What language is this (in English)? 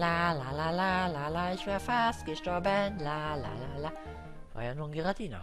German